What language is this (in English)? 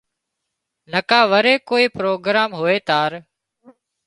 Wadiyara Koli